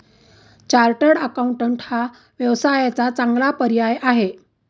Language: Marathi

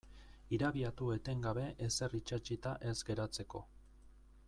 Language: Basque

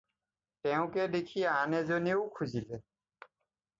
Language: Assamese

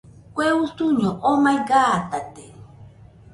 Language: Nüpode Huitoto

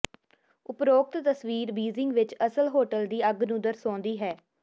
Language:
Punjabi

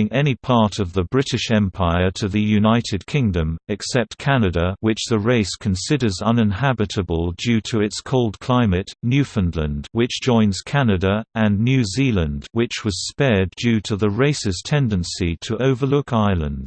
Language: English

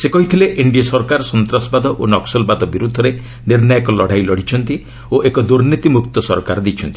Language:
Odia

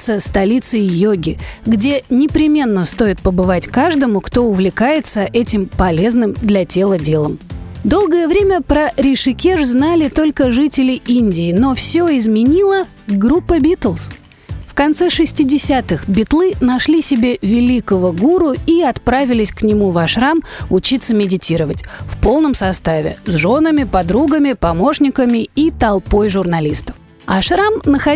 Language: Russian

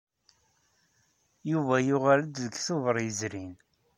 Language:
Kabyle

